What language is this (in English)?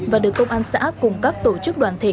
Vietnamese